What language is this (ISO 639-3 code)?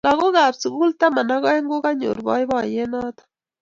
kln